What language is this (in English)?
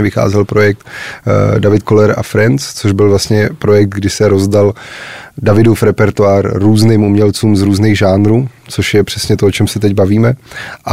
Czech